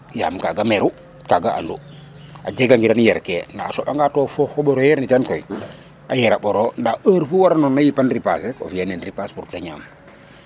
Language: Serer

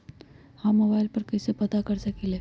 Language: Magahi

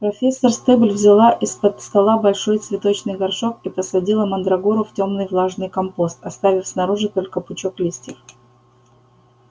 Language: Russian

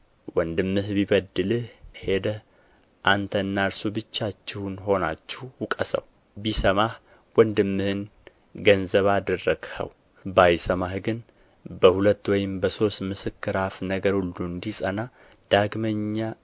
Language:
Amharic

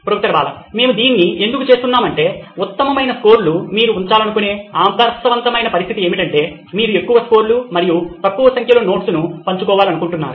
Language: Telugu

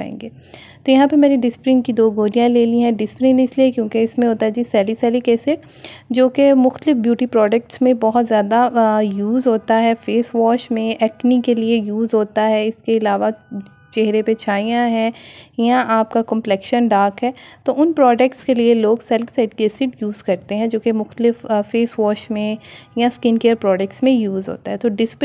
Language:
Hindi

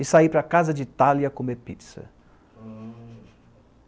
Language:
Portuguese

